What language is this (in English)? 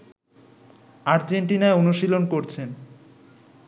Bangla